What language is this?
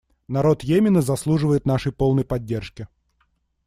Russian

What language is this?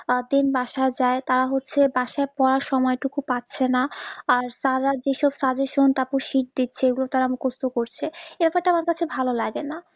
Bangla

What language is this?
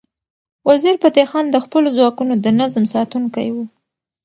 Pashto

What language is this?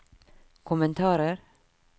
Norwegian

